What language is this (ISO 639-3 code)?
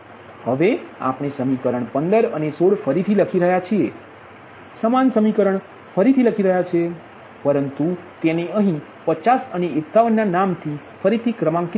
guj